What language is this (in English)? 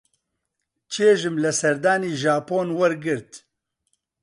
Central Kurdish